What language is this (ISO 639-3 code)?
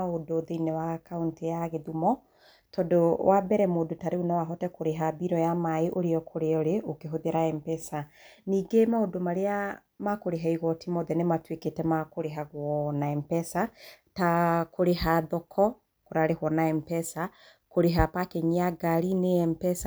kik